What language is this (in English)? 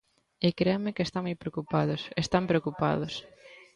Galician